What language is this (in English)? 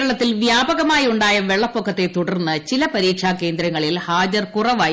Malayalam